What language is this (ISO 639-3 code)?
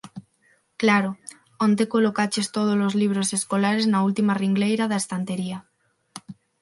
glg